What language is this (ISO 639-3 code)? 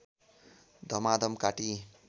nep